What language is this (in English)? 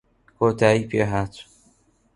Central Kurdish